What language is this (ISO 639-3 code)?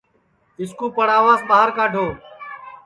ssi